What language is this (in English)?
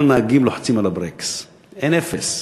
Hebrew